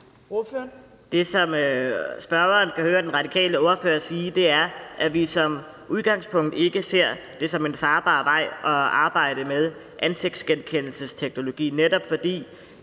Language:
Danish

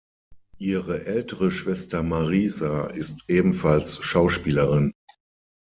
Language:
German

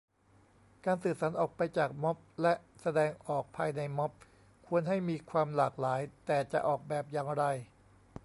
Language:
Thai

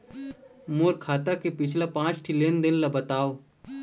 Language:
Chhattisgarhi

